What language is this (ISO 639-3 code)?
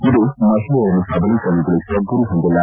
kan